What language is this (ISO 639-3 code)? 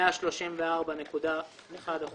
heb